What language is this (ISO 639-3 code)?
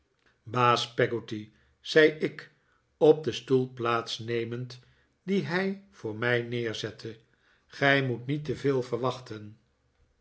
nld